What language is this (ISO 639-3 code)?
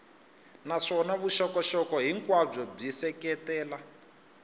tso